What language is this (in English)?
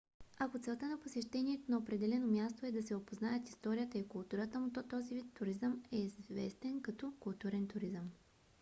Bulgarian